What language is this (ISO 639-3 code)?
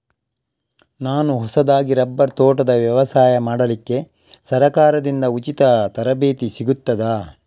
kan